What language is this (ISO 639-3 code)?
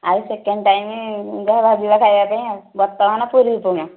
ori